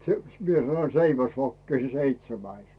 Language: Finnish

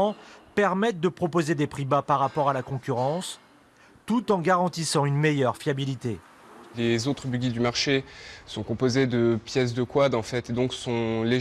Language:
French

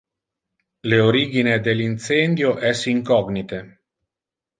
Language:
Interlingua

